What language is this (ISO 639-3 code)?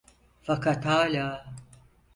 tur